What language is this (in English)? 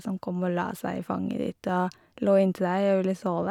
Norwegian